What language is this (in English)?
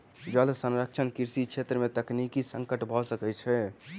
Maithili